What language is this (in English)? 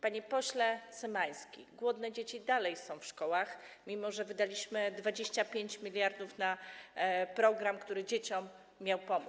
Polish